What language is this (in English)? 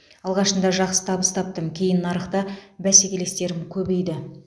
Kazakh